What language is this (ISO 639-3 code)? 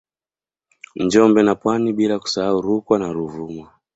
swa